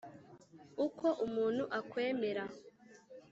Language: Kinyarwanda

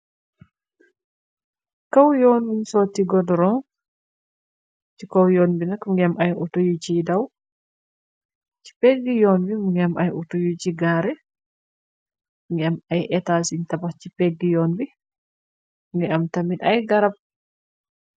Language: Wolof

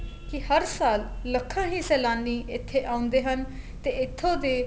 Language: Punjabi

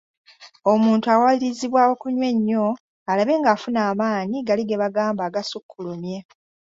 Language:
Ganda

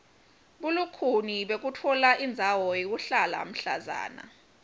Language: Swati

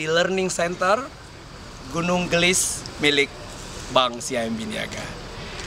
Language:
Indonesian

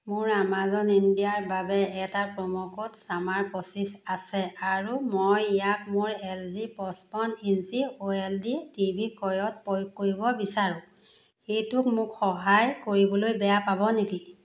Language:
Assamese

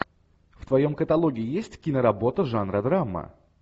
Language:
Russian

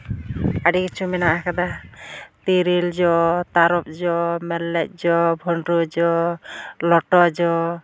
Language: Santali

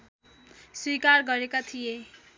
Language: Nepali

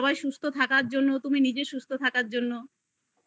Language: Bangla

